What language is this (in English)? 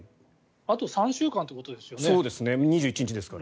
Japanese